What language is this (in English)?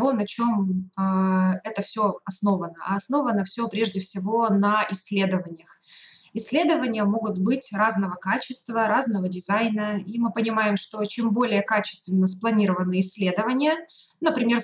Russian